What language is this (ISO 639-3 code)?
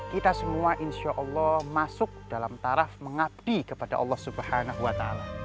ind